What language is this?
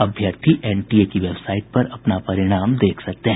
Hindi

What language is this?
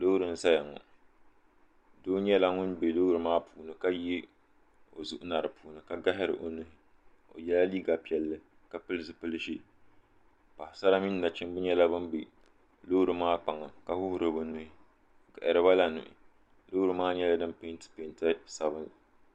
Dagbani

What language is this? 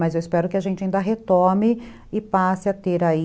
Portuguese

